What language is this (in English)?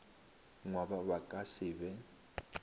Northern Sotho